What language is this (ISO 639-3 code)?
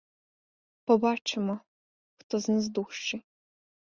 ukr